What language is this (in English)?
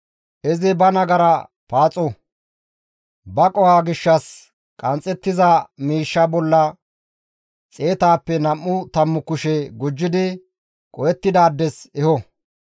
Gamo